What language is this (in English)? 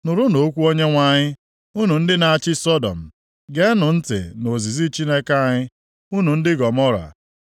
Igbo